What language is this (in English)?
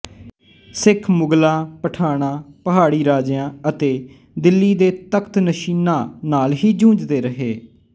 Punjabi